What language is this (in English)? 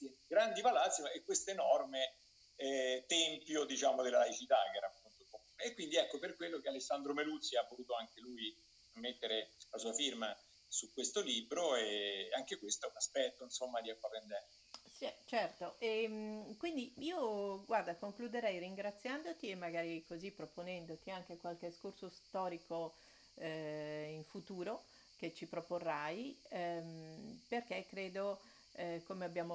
Italian